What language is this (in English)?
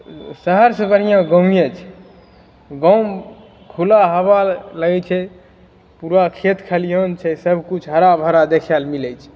Maithili